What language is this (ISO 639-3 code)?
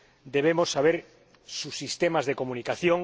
spa